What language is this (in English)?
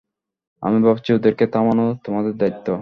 Bangla